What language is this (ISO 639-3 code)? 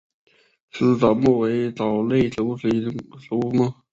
zho